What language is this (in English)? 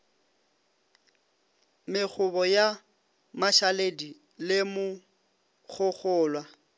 Northern Sotho